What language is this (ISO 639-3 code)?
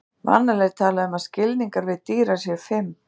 isl